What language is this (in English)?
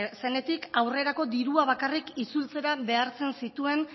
Basque